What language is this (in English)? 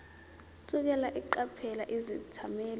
Zulu